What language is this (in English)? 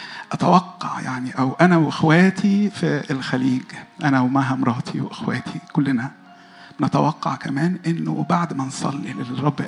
Arabic